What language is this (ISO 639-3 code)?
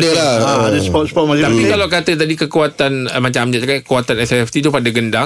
msa